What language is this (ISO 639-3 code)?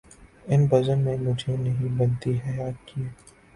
urd